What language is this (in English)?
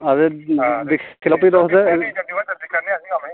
Dogri